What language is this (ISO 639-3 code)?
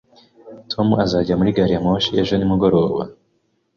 kin